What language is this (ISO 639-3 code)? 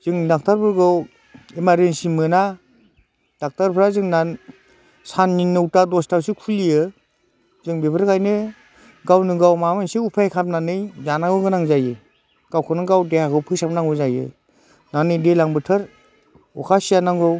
brx